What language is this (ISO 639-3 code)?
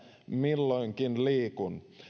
fin